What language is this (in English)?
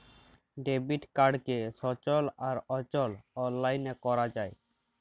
Bangla